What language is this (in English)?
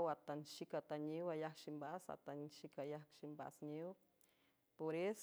San Francisco Del Mar Huave